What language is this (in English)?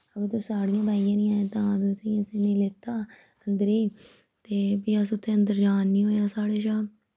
Dogri